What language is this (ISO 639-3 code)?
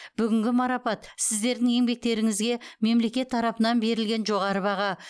kaz